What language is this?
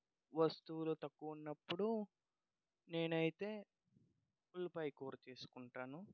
Telugu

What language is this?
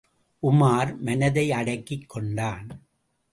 Tamil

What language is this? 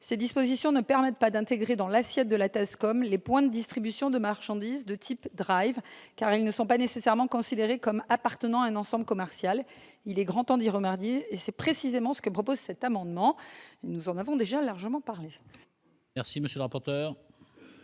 French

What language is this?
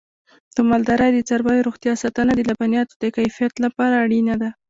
Pashto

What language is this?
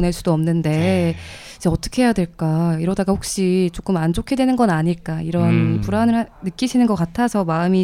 Korean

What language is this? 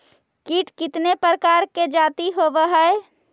Magahi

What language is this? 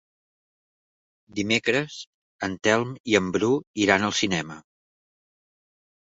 Catalan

